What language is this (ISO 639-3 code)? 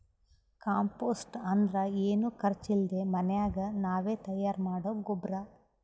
kan